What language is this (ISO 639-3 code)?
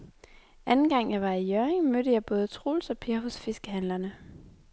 dan